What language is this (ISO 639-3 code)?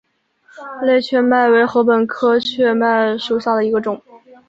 zho